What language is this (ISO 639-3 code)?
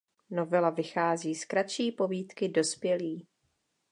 ces